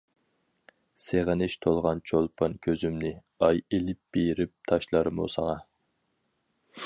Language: Uyghur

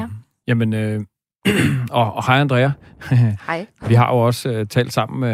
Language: Danish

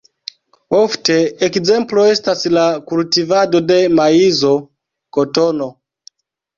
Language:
Esperanto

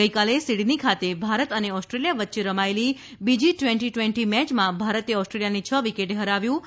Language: Gujarati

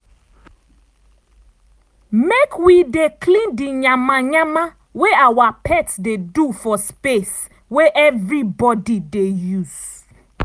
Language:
Nigerian Pidgin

